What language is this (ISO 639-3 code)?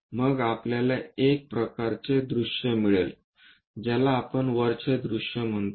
mar